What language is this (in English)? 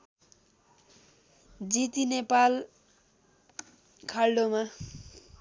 Nepali